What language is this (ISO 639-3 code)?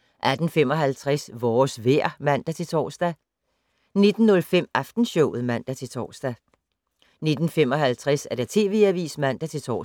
dan